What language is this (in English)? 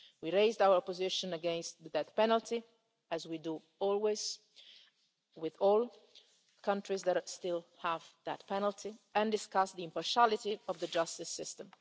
English